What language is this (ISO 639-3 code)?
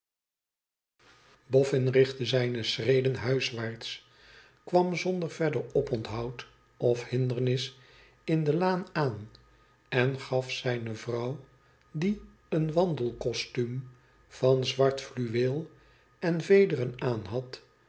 nld